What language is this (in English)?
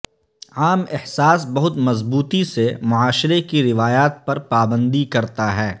Urdu